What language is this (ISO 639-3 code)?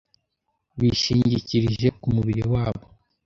kin